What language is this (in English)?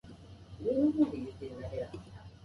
Japanese